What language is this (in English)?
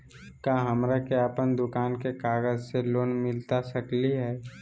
Magahi